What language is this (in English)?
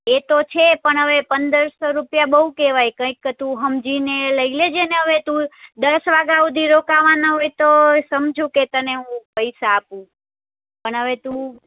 Gujarati